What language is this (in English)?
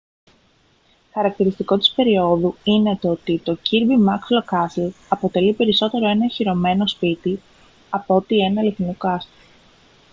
Greek